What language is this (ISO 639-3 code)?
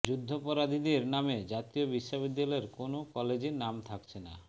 ben